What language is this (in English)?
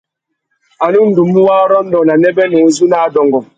Tuki